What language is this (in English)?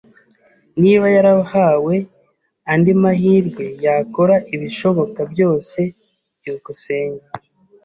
Kinyarwanda